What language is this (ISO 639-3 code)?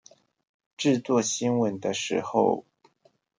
zho